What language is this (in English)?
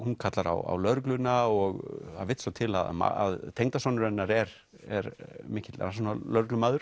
Icelandic